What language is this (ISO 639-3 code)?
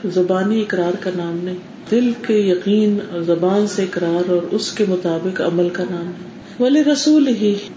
urd